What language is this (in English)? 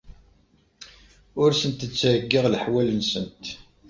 Kabyle